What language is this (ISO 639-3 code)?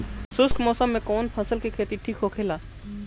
bho